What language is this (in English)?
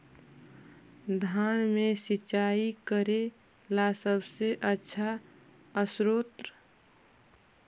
Magahi